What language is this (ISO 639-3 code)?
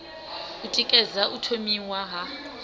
ven